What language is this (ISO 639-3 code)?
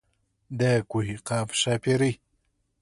pus